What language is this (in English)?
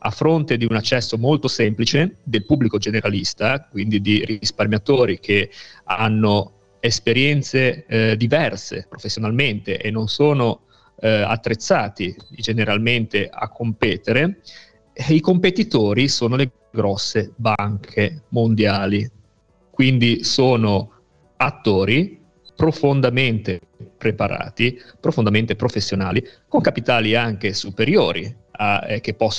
Italian